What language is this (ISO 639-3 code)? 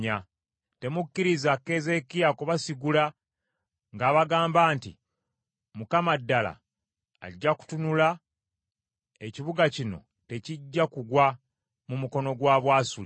lug